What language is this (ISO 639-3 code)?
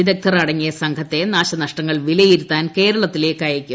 mal